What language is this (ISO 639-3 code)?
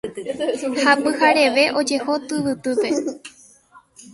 grn